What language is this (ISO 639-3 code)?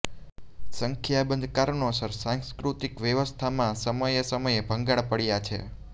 guj